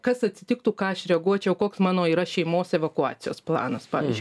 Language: Lithuanian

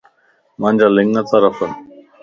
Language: Lasi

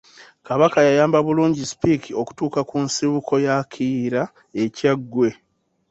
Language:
Ganda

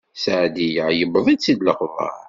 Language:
Kabyle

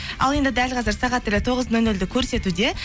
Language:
Kazakh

